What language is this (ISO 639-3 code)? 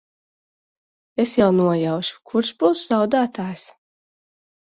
lav